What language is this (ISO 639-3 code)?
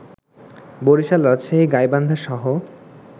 ben